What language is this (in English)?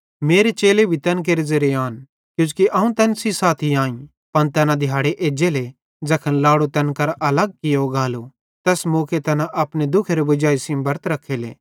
Bhadrawahi